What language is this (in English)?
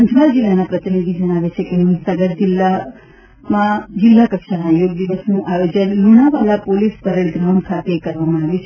Gujarati